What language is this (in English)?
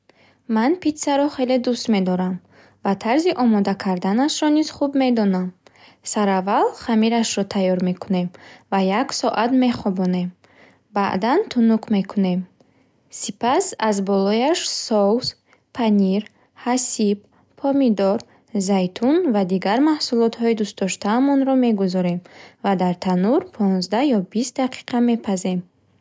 Bukharic